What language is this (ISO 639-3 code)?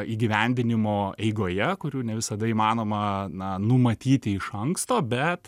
lit